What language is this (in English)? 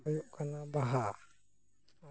Santali